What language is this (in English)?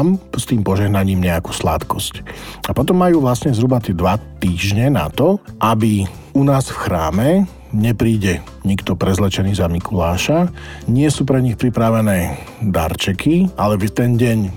Slovak